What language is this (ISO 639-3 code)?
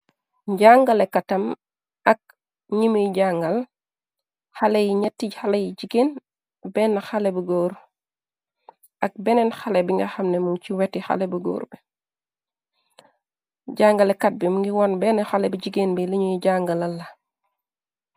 wol